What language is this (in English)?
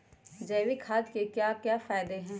Magahi